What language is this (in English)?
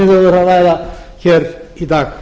Icelandic